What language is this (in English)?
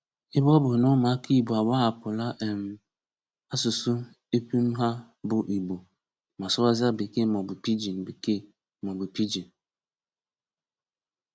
Igbo